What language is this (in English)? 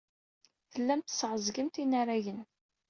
Kabyle